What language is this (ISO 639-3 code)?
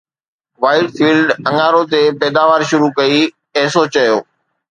snd